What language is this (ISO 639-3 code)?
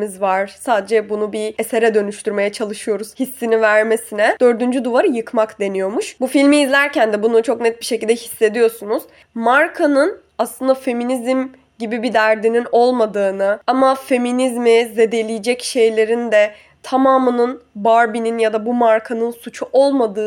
tur